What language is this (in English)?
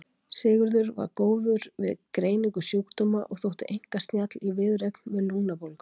Icelandic